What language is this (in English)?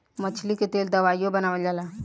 Bhojpuri